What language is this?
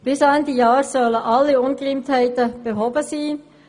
Swiss German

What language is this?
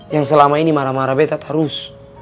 Indonesian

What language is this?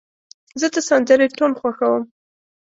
Pashto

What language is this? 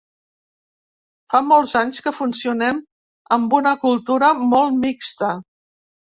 Catalan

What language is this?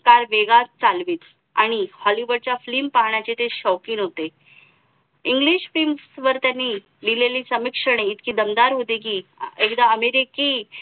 Marathi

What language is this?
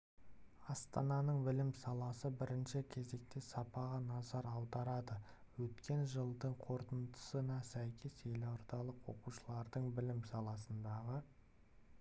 Kazakh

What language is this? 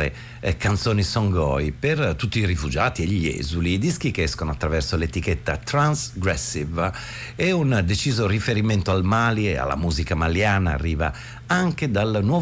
Italian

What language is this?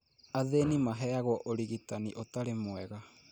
Kikuyu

